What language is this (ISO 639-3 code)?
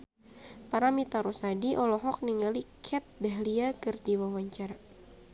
sun